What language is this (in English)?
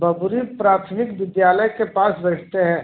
Hindi